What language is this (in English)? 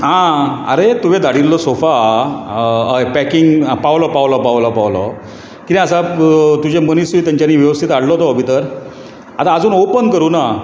Konkani